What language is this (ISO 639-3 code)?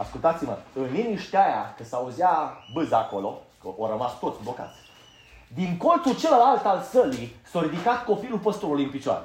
ron